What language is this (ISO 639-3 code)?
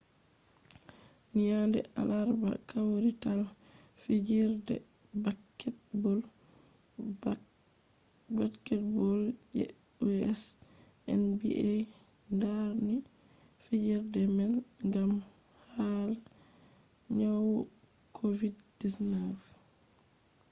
ful